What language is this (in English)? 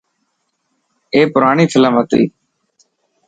Dhatki